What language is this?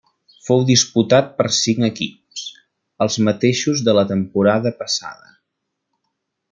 Catalan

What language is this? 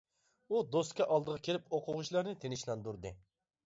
Uyghur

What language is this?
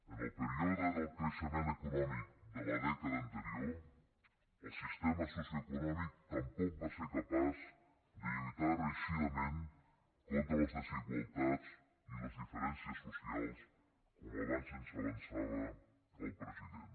Catalan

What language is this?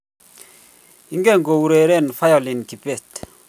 Kalenjin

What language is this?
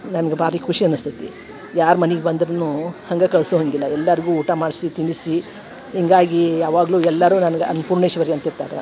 Kannada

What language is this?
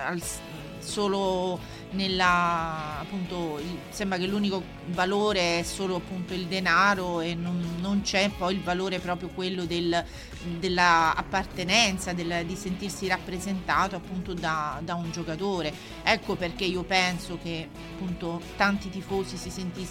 Italian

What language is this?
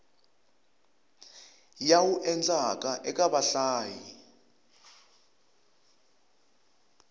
Tsonga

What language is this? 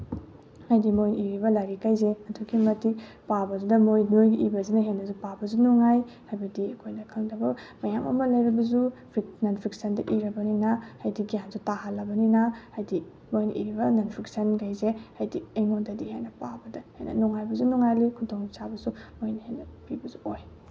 Manipuri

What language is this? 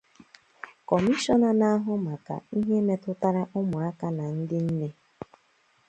Igbo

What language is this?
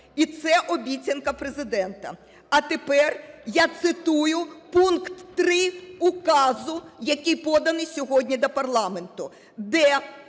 Ukrainian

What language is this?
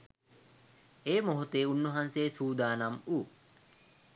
Sinhala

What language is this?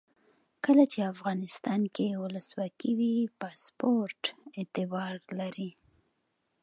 Pashto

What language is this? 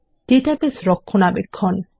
Bangla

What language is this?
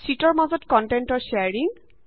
Assamese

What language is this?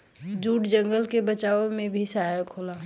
Bhojpuri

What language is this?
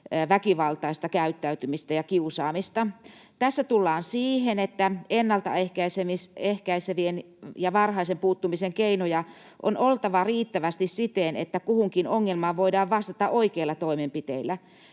Finnish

